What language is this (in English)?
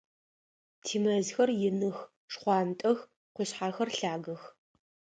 Adyghe